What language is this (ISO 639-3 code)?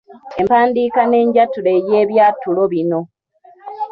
lug